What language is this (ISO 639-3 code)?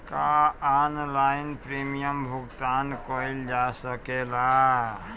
bho